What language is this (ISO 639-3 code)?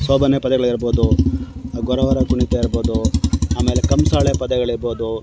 kan